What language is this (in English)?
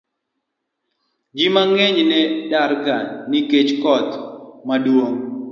Luo (Kenya and Tanzania)